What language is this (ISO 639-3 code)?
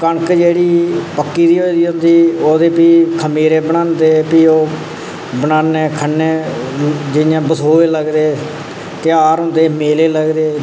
doi